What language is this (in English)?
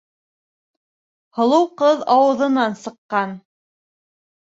Bashkir